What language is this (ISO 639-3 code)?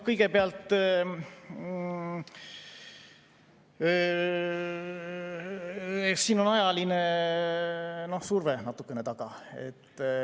est